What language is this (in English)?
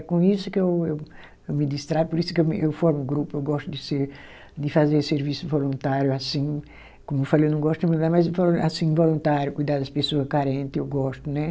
Portuguese